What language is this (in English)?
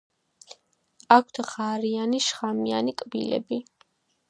Georgian